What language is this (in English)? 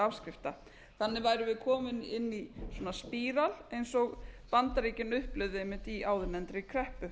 Icelandic